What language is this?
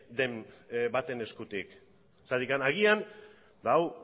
Basque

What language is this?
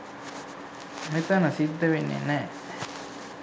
Sinhala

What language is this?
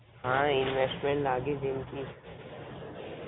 Gujarati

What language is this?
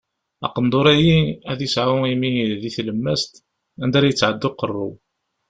Kabyle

